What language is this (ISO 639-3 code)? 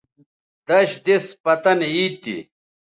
btv